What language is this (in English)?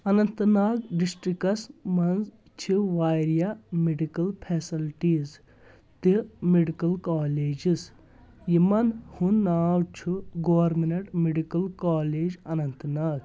Kashmiri